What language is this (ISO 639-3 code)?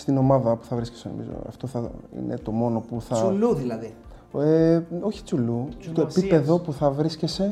ell